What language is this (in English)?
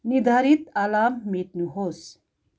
Nepali